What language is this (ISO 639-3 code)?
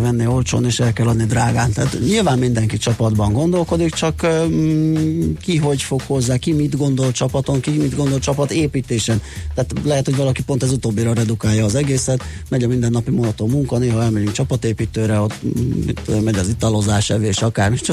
hun